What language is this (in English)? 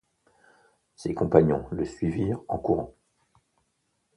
French